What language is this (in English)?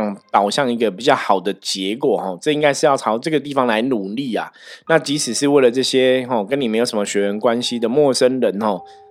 Chinese